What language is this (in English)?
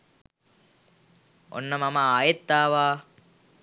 Sinhala